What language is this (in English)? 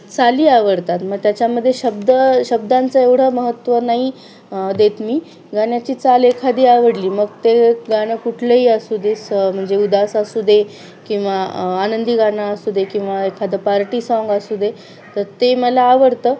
Marathi